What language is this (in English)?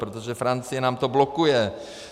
Czech